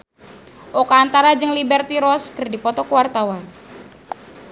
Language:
Sundanese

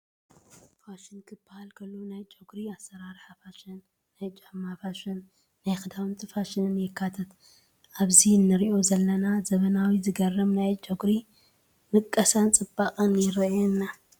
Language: Tigrinya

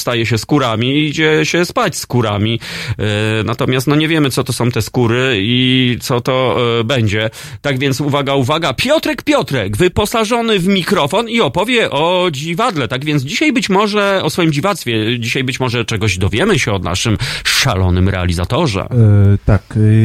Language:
Polish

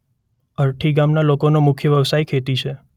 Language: Gujarati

